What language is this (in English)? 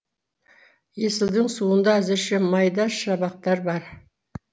Kazakh